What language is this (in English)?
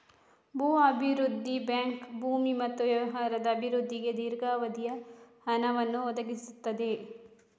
Kannada